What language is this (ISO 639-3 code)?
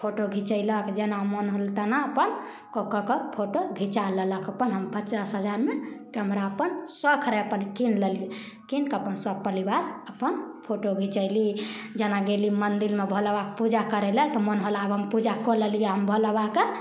mai